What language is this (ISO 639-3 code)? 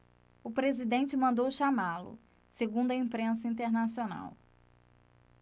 por